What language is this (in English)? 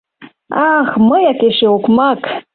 Mari